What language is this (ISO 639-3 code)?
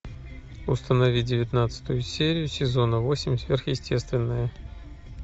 rus